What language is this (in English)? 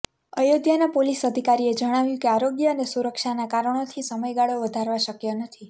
Gujarati